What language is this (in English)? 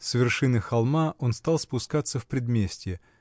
Russian